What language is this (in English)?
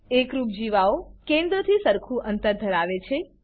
Gujarati